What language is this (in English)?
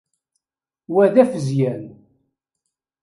Kabyle